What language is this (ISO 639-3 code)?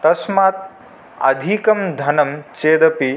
san